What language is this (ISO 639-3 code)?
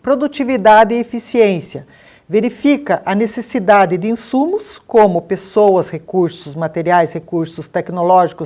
por